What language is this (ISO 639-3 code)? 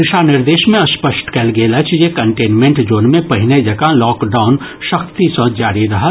mai